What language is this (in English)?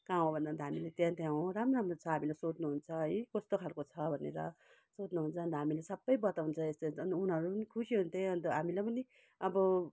Nepali